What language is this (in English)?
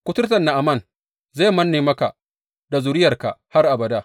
Hausa